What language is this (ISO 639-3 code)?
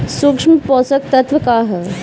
bho